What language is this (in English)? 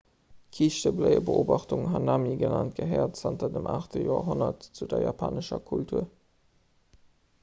Luxembourgish